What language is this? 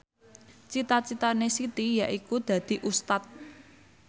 Javanese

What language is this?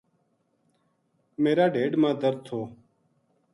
Gujari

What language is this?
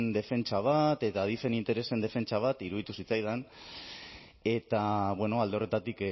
Basque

